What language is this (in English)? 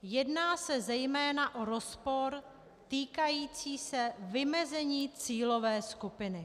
Czech